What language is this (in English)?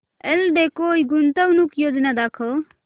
Marathi